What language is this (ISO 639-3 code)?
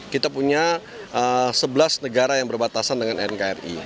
ind